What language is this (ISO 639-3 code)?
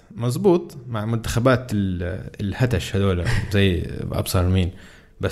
ara